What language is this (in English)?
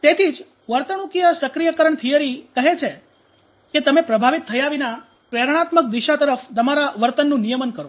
Gujarati